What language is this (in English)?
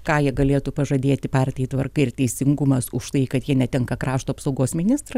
Lithuanian